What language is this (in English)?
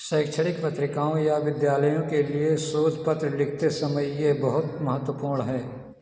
Hindi